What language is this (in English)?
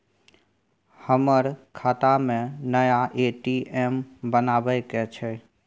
Maithili